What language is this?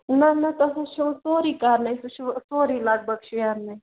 Kashmiri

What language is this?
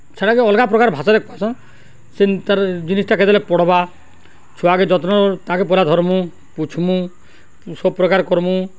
Odia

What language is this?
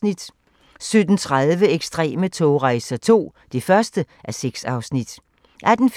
Danish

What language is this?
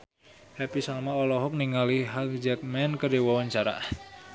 Sundanese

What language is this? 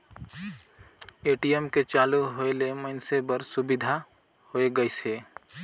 Chhattisgarhi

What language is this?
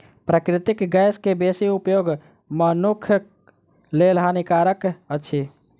Maithili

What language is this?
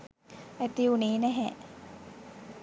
Sinhala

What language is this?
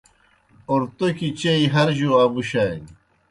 Kohistani Shina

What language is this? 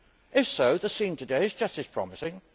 English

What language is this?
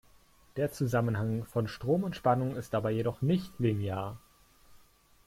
German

